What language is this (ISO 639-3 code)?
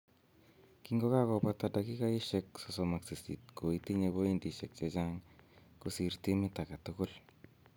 kln